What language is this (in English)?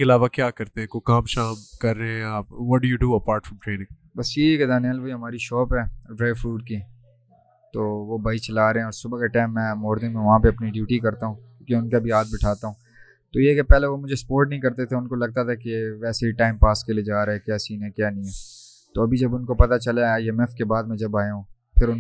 Urdu